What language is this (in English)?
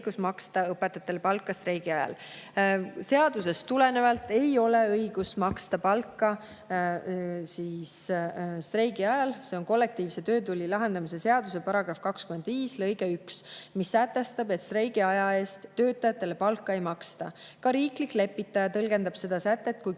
Estonian